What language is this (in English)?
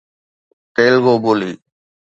Sindhi